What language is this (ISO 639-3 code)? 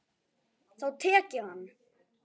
isl